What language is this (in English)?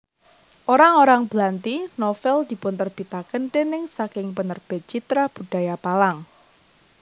Javanese